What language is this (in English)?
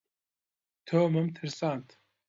Central Kurdish